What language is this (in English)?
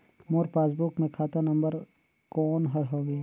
Chhattisgarhi